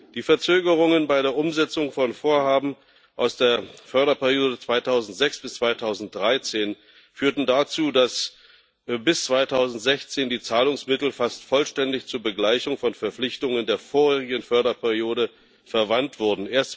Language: German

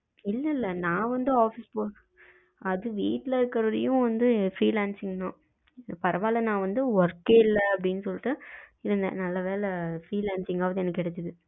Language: Tamil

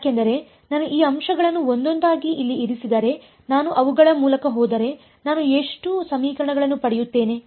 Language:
Kannada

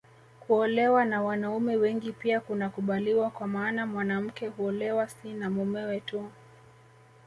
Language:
Swahili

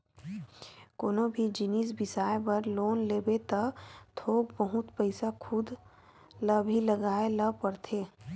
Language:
Chhattisgarhi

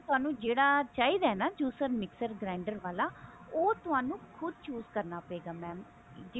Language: Punjabi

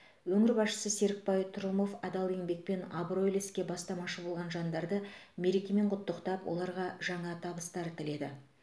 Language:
Kazakh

